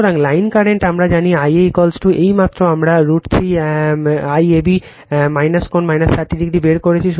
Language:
Bangla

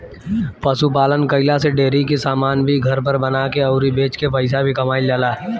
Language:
Bhojpuri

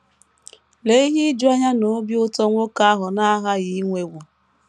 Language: Igbo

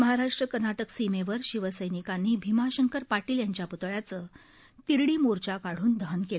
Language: Marathi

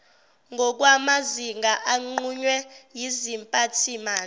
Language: Zulu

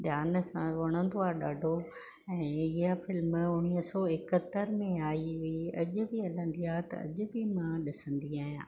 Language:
Sindhi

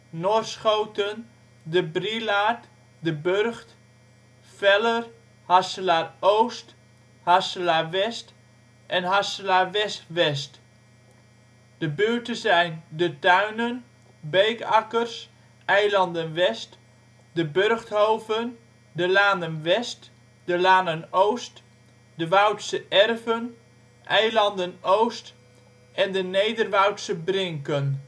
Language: Dutch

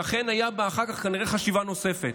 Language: Hebrew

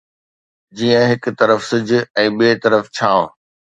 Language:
Sindhi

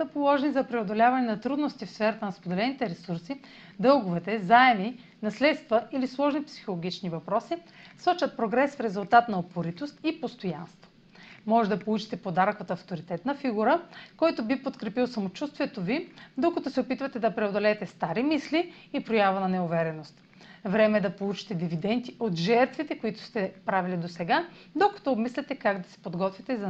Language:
Bulgarian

